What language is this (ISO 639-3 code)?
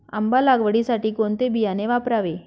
mar